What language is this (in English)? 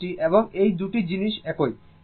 Bangla